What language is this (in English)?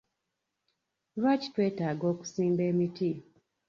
Ganda